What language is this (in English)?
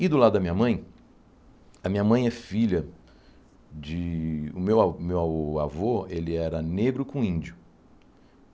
Portuguese